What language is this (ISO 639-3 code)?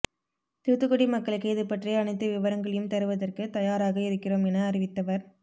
tam